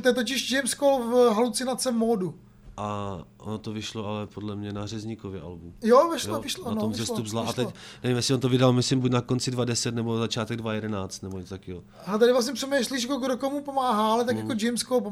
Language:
Czech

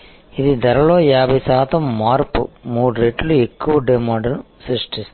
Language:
Telugu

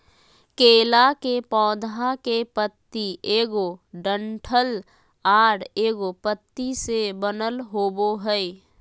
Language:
Magahi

